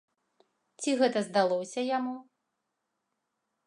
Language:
Belarusian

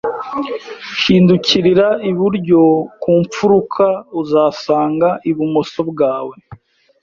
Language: Kinyarwanda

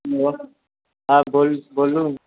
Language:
Maithili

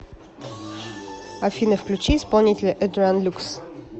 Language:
Russian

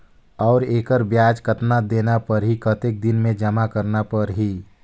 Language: Chhattisgarhi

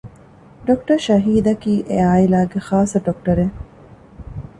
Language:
Divehi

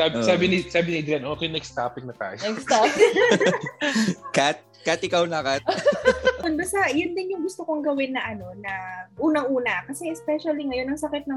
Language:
Filipino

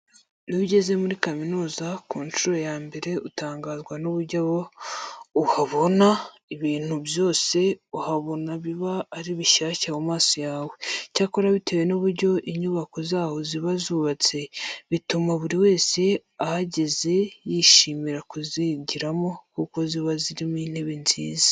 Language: Kinyarwanda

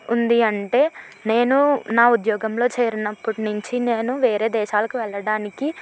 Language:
Telugu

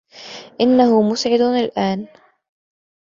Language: Arabic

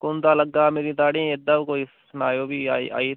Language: Dogri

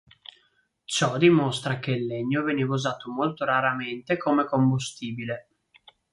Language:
Italian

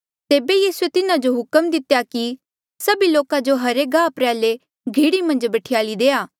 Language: Mandeali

